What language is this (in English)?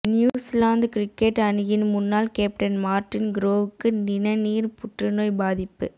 Tamil